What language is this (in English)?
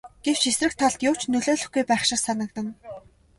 Mongolian